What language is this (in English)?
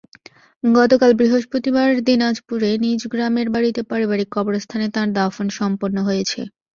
Bangla